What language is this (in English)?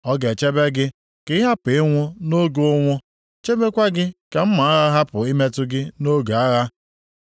Igbo